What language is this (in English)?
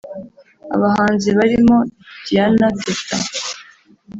Kinyarwanda